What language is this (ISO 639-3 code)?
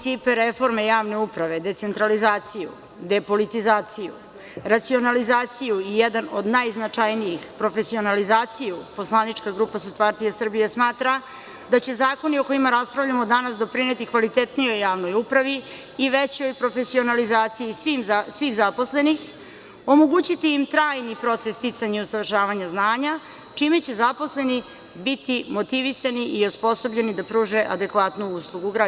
srp